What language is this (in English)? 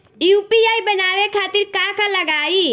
Bhojpuri